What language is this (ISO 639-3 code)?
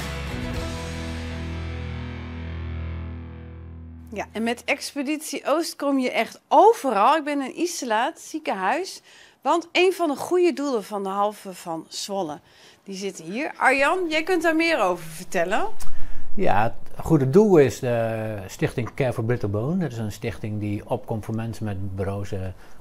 nld